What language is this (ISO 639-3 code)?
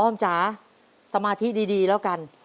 tha